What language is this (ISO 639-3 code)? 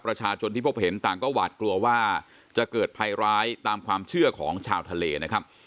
tha